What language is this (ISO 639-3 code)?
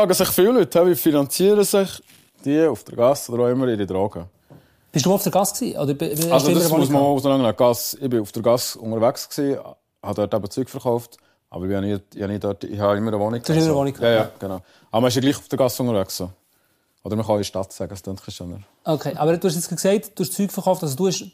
deu